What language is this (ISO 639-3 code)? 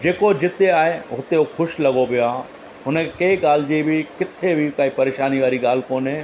snd